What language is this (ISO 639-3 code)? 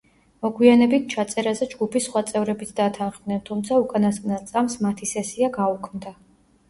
kat